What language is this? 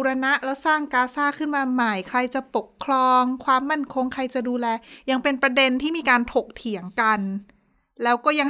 Thai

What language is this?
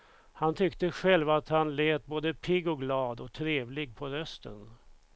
Swedish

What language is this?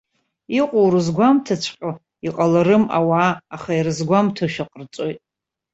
Abkhazian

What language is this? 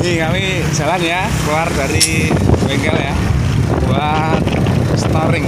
Indonesian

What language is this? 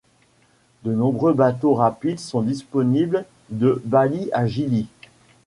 French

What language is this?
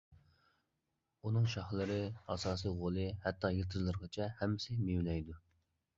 Uyghur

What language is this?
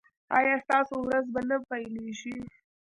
Pashto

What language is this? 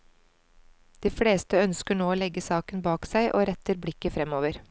Norwegian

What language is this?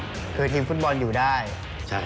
Thai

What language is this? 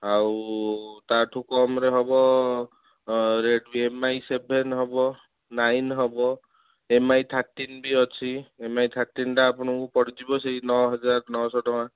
Odia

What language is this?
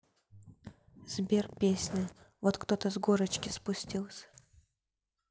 Russian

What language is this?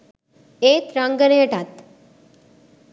Sinhala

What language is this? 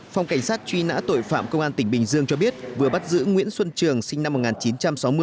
Vietnamese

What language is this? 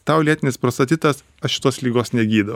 Lithuanian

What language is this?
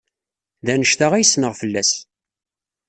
Kabyle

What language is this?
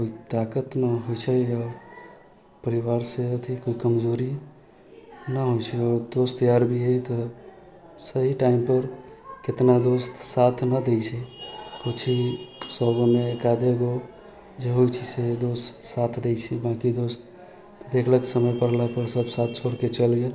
Maithili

